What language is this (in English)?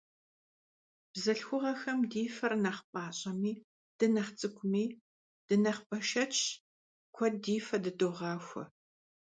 Kabardian